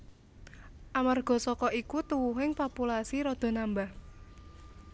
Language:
Javanese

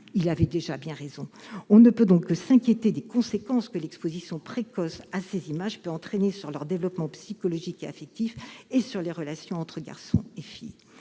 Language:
French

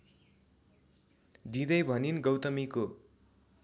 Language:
Nepali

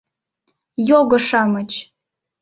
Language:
Mari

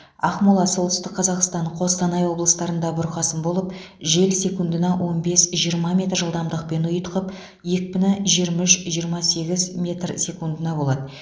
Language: Kazakh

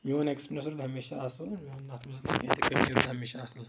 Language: Kashmiri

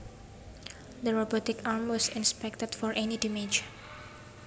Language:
Javanese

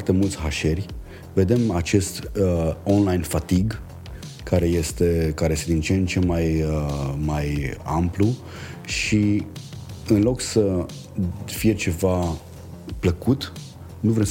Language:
Romanian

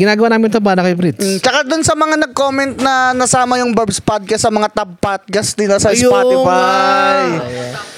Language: Filipino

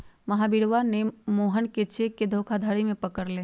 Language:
Magahi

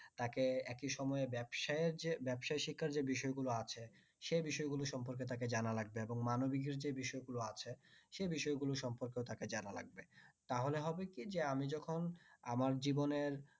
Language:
Bangla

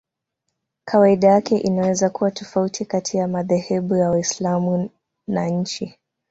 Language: Swahili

